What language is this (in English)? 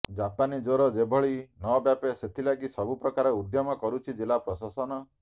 Odia